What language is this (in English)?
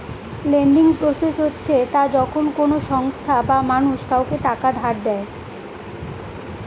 Bangla